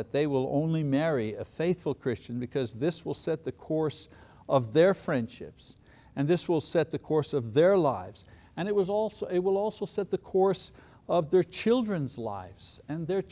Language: English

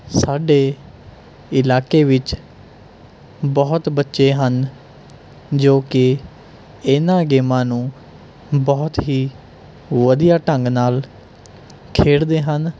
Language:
Punjabi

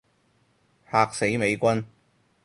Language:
Cantonese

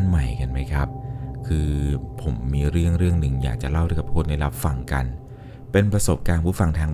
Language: Thai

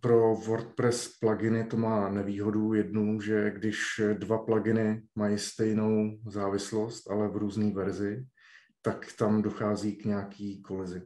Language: Czech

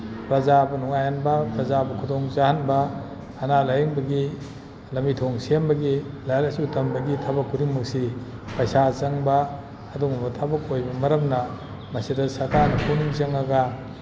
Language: Manipuri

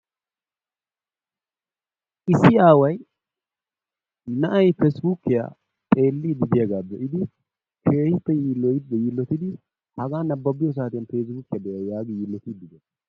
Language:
Wolaytta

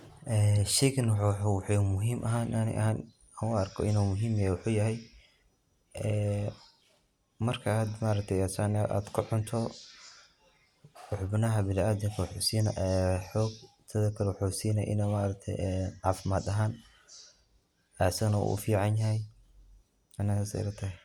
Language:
Somali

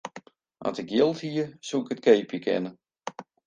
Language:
Western Frisian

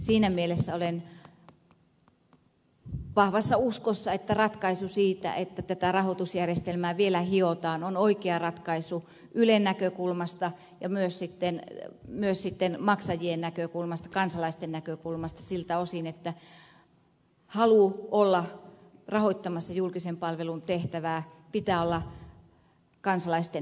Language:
Finnish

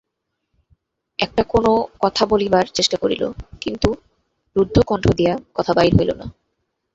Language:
Bangla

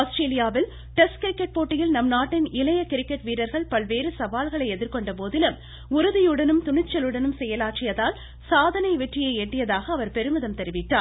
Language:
Tamil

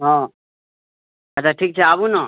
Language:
Maithili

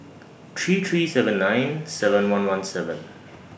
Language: English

